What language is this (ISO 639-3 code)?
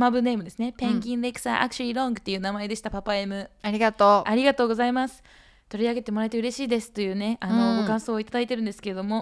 jpn